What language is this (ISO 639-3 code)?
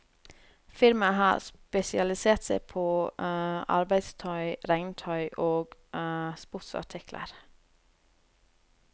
nor